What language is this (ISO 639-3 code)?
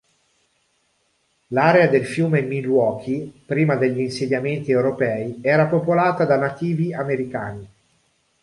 ita